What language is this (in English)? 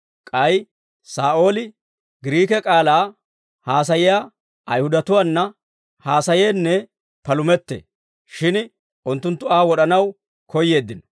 Dawro